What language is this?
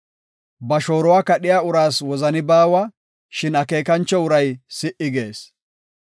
Gofa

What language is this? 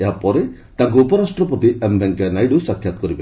Odia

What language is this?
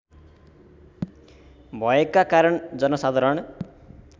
Nepali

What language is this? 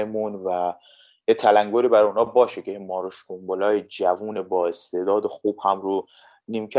Persian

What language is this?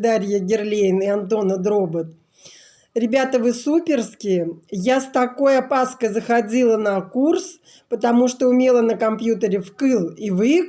Russian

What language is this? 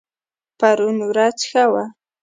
Pashto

